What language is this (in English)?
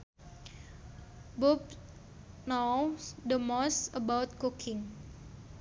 Sundanese